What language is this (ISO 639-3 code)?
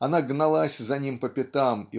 rus